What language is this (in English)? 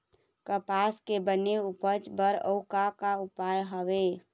Chhattisgarhi